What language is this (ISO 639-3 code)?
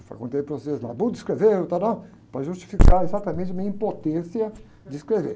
por